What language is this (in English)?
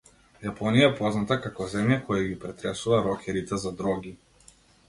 Macedonian